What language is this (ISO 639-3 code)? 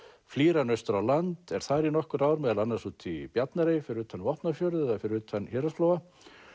isl